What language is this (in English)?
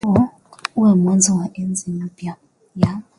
Swahili